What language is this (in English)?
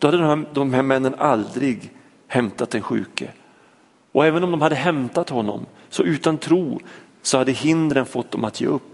Swedish